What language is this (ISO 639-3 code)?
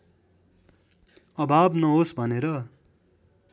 nep